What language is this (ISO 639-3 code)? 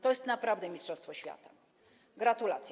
pol